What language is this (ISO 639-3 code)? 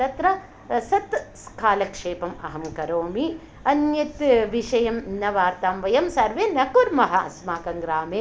san